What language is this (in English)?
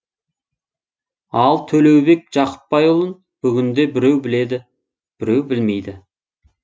Kazakh